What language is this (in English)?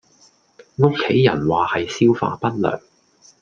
Cantonese